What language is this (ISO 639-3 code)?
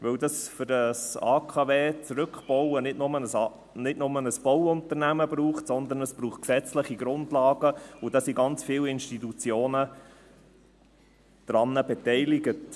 gsw